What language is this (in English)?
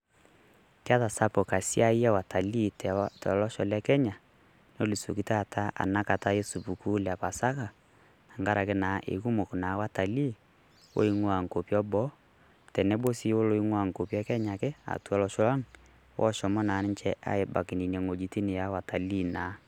Masai